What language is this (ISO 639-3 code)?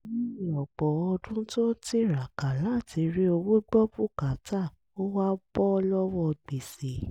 yor